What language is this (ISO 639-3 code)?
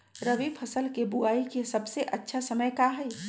mag